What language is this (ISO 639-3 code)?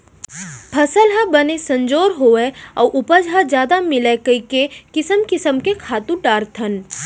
hne